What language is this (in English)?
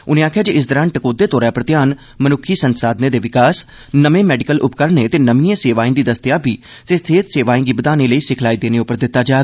Dogri